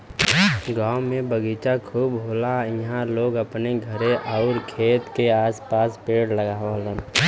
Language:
Bhojpuri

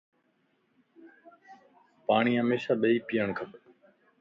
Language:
Lasi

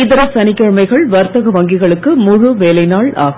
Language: Tamil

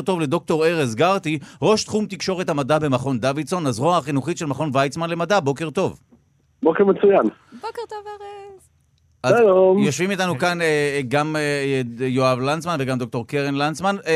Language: Hebrew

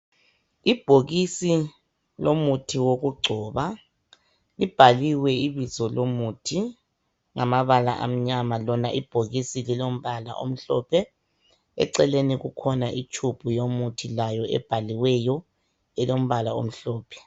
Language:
North Ndebele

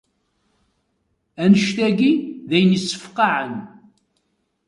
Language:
Kabyle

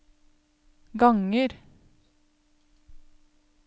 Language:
Norwegian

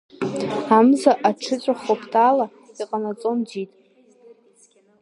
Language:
Abkhazian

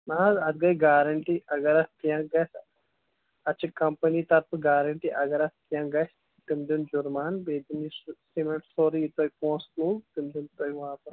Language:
Kashmiri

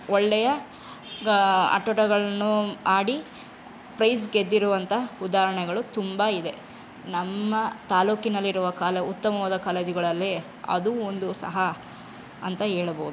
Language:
Kannada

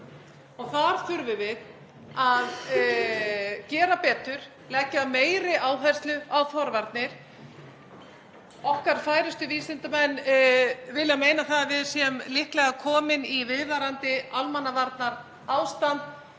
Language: Icelandic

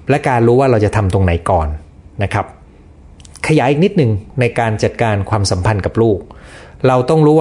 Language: Thai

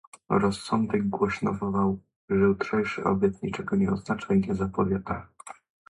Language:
Polish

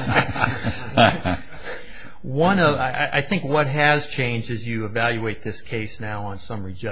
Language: English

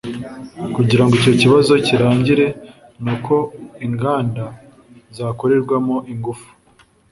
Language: Kinyarwanda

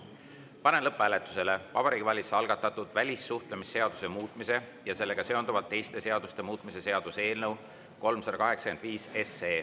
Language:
Estonian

